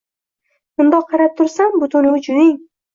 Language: Uzbek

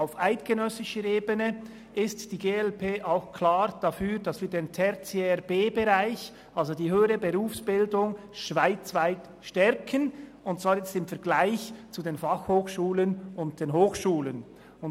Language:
Swiss German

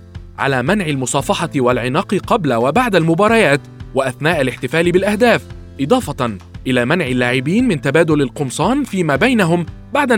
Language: Arabic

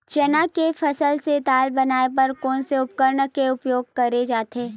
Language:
Chhattisgarhi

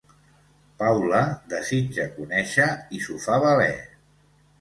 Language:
Catalan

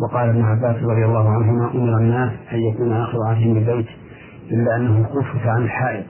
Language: Arabic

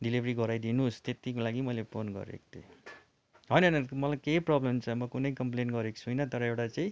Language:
Nepali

